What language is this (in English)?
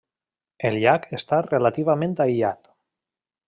Catalan